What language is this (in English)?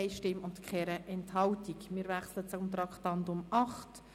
Swiss German